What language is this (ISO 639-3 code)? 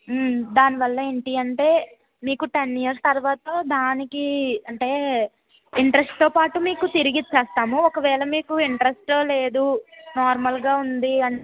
tel